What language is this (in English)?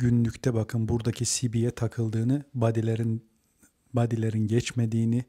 Turkish